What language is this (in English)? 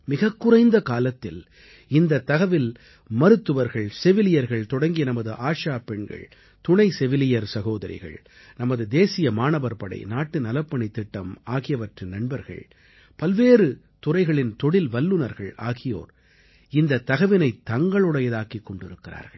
Tamil